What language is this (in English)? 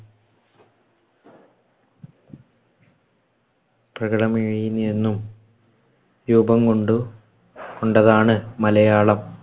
Malayalam